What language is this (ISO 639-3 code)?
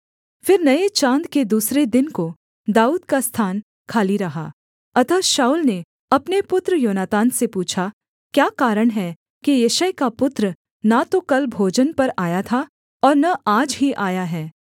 hin